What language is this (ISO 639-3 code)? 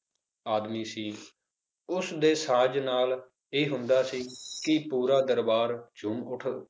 pan